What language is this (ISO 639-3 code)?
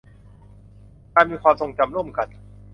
tha